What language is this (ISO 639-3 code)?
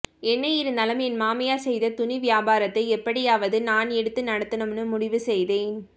tam